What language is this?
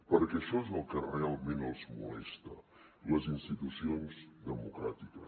Catalan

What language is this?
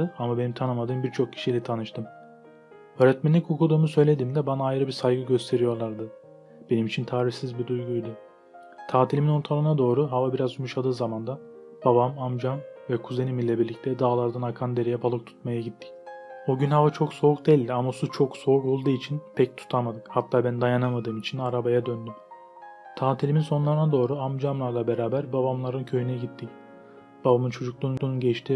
Turkish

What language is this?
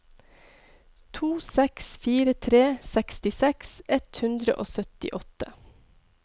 Norwegian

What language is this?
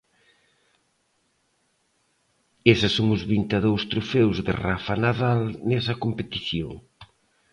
Galician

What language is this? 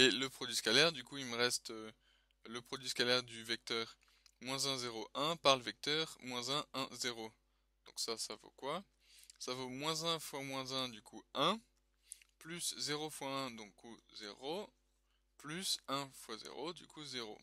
French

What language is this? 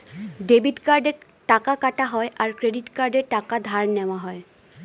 Bangla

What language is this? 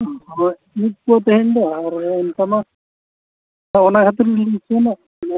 Santali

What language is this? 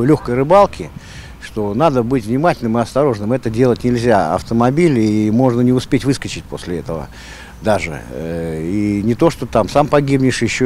Russian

